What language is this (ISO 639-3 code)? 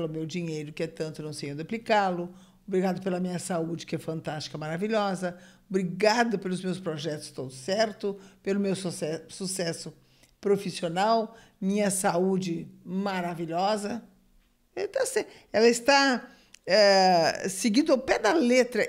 por